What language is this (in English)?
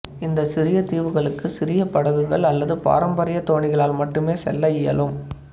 Tamil